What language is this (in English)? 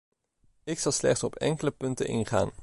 Dutch